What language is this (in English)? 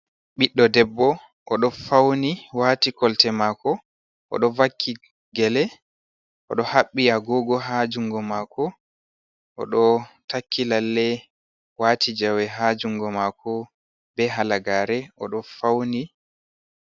Fula